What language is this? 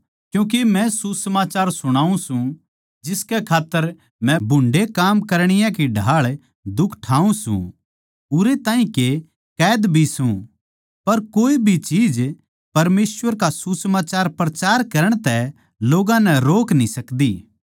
Haryanvi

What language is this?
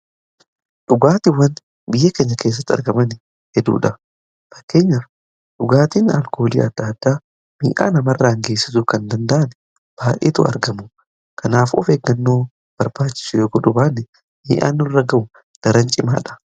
Oromo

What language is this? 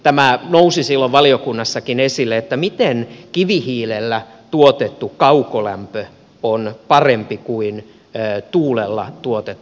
Finnish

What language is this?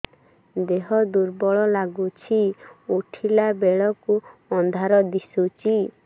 Odia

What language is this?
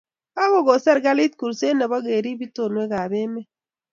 Kalenjin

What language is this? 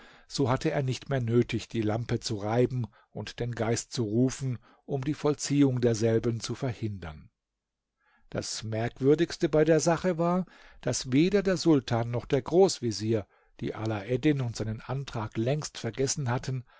German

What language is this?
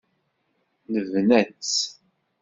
Kabyle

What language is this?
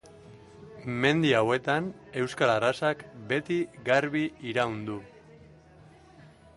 Basque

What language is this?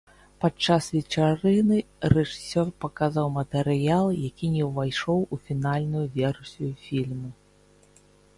Belarusian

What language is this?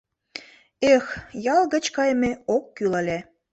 Mari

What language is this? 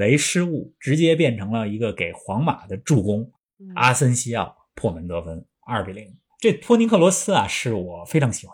Chinese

